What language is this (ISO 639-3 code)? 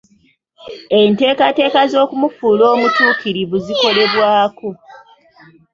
lug